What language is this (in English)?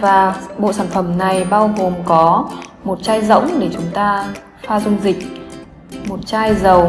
Vietnamese